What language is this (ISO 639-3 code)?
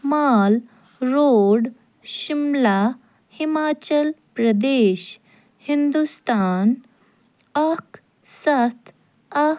kas